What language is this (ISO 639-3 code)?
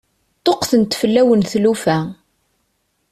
kab